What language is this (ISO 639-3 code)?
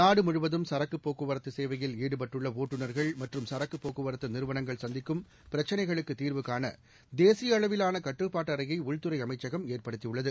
tam